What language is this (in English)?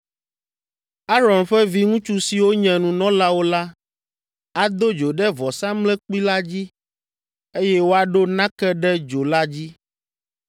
Ewe